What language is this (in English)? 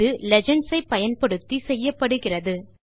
Tamil